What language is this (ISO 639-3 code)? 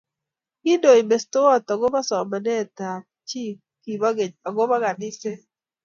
kln